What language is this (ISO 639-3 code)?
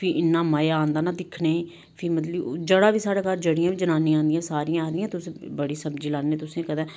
doi